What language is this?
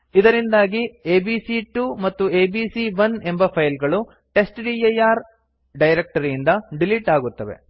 Kannada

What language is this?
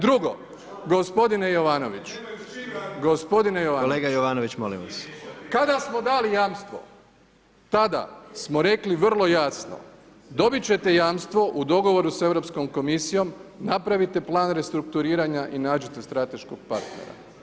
Croatian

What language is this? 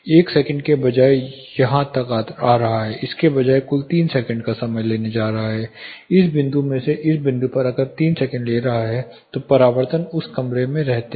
Hindi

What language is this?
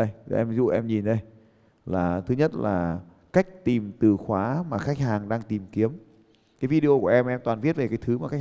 Vietnamese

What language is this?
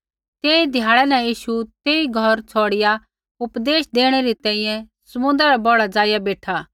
Kullu Pahari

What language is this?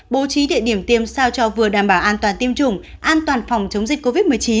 Vietnamese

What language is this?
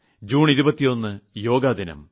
Malayalam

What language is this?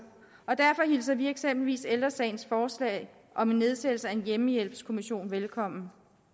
Danish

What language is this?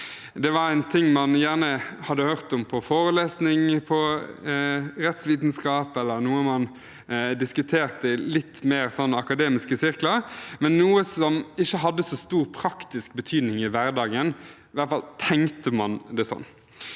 Norwegian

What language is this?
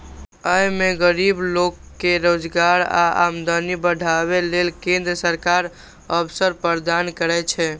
Maithili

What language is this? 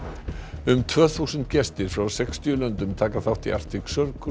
Icelandic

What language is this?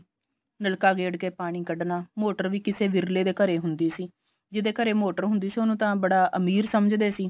Punjabi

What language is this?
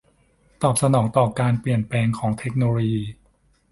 Thai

